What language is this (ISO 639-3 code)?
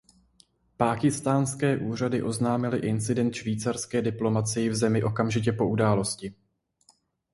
ces